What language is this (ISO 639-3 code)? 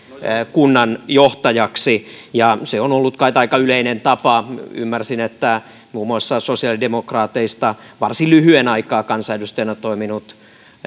fin